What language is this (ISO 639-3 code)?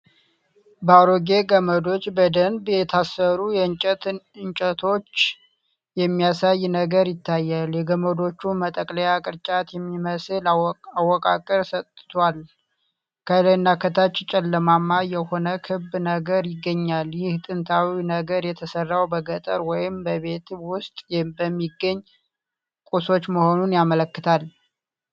amh